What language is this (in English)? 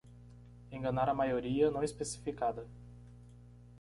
Portuguese